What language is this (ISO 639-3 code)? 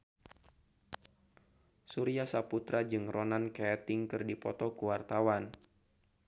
sun